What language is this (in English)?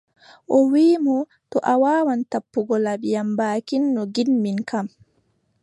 Adamawa Fulfulde